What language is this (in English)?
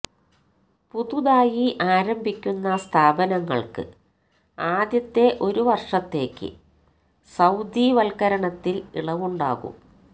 Malayalam